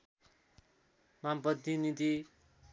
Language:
Nepali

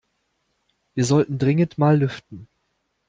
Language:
German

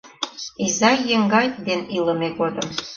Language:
Mari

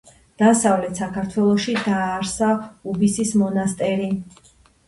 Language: Georgian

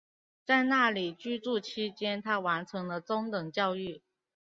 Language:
Chinese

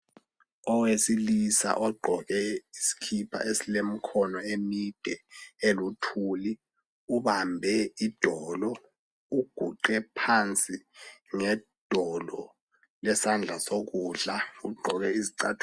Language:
North Ndebele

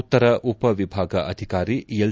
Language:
Kannada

